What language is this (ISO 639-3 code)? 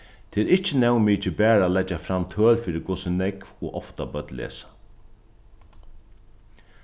fao